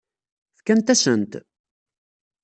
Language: Kabyle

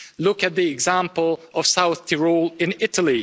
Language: English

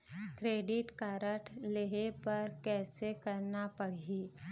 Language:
Chhattisgarhi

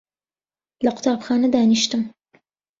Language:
Central Kurdish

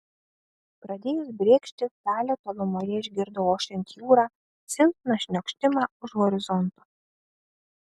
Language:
Lithuanian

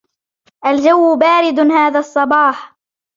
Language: Arabic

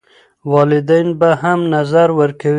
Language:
Pashto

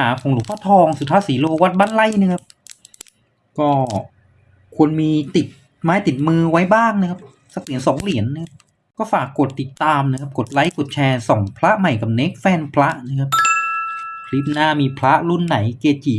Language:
Thai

